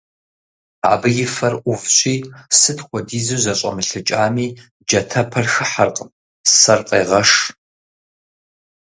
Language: Kabardian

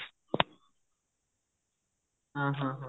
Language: Odia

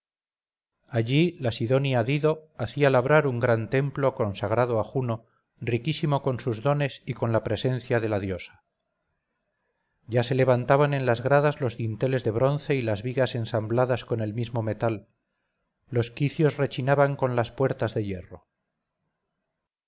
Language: Spanish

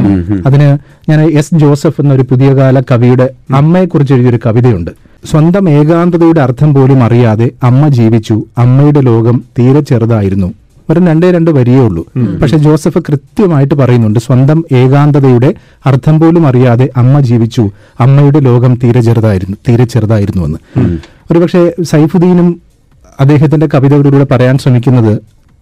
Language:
Malayalam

